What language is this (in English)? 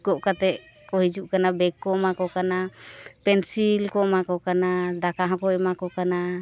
Santali